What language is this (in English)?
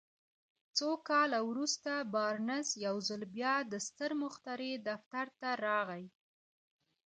Pashto